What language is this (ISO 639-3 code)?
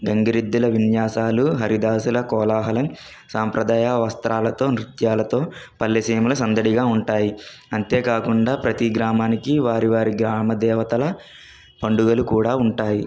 tel